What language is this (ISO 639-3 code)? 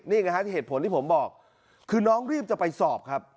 tha